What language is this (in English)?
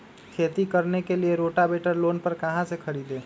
Magahi